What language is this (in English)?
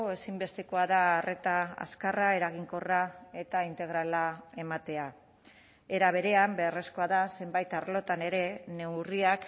Basque